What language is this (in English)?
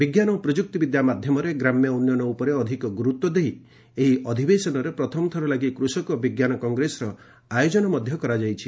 Odia